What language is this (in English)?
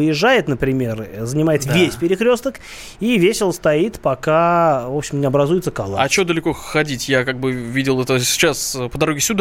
Russian